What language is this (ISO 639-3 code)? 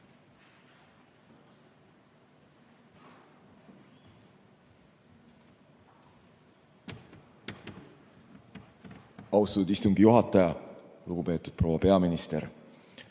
est